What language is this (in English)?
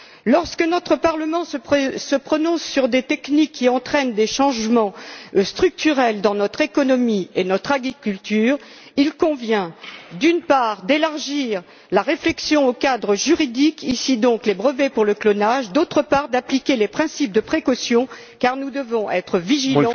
French